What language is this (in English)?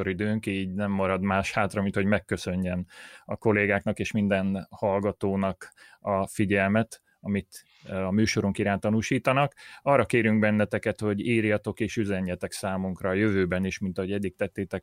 Hungarian